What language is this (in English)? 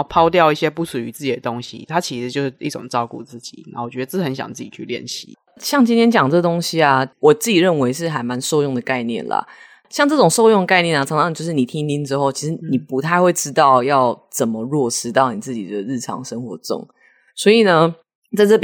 Chinese